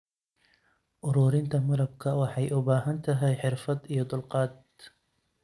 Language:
Somali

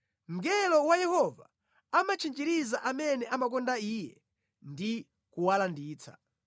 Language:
Nyanja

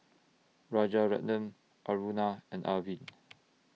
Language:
English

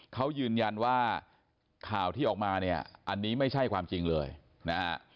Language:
Thai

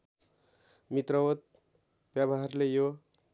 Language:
Nepali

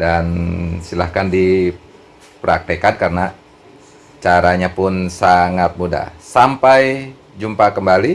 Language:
Indonesian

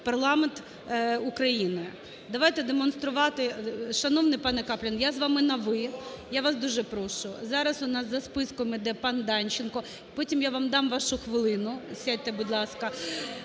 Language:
Ukrainian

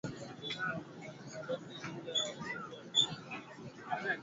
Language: Swahili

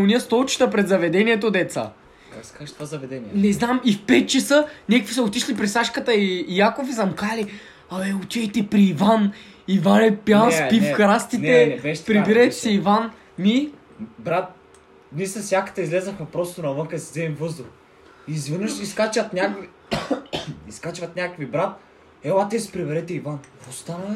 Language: Bulgarian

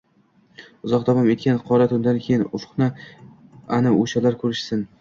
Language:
Uzbek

